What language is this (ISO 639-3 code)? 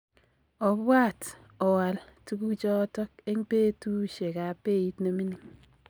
kln